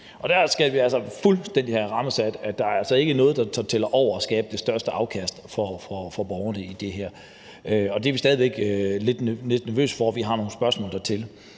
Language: Danish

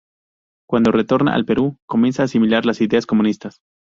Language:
Spanish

